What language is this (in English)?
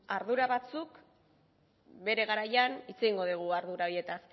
Basque